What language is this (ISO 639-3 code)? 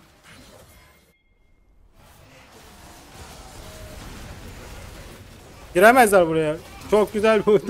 tur